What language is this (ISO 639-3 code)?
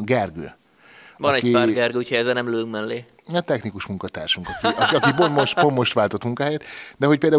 hun